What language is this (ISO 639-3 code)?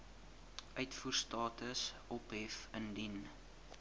afr